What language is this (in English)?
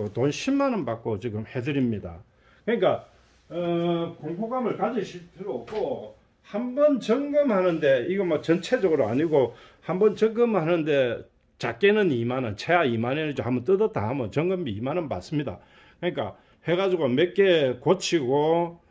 Korean